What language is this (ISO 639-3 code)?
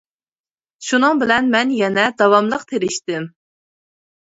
uig